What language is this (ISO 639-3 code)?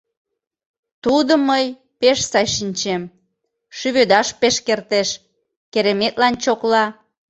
chm